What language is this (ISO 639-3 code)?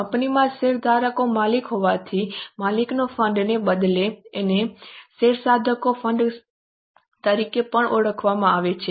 guj